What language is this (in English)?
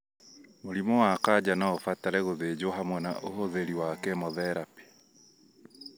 Kikuyu